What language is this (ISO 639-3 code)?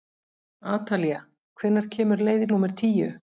isl